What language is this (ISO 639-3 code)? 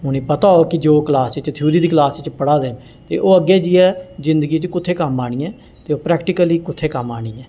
doi